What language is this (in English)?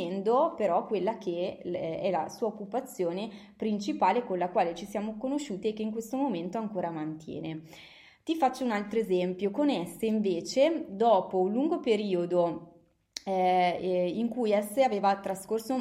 Italian